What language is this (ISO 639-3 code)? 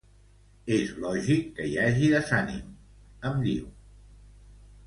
cat